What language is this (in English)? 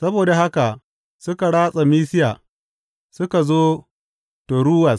Hausa